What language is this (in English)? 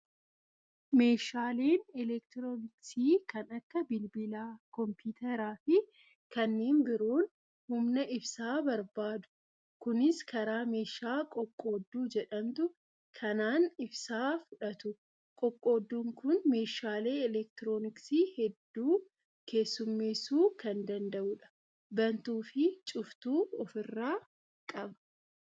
Oromo